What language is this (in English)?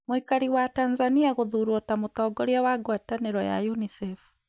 Kikuyu